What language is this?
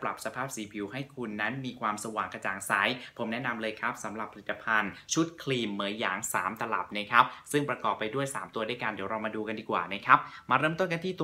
Thai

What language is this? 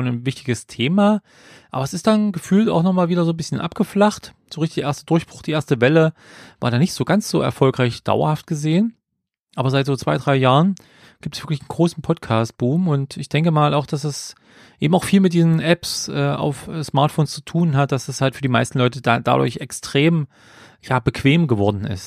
German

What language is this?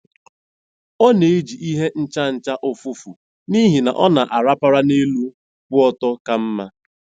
Igbo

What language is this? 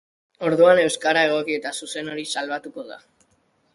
Basque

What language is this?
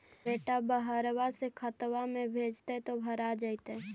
Magahi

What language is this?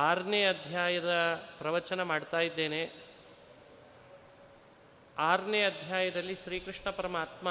Kannada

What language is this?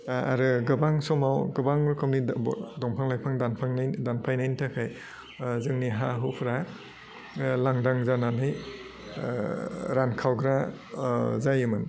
Bodo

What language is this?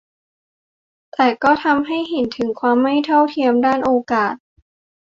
Thai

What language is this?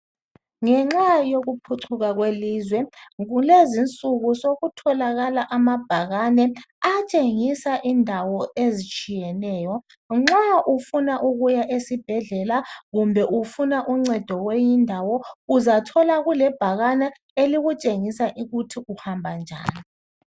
North Ndebele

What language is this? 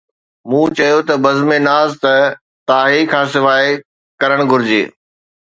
Sindhi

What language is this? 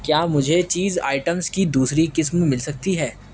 Urdu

